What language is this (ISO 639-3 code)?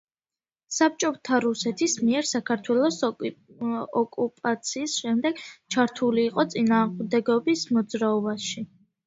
kat